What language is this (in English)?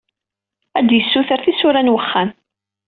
Kabyle